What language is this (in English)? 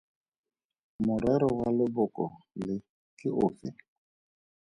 Tswana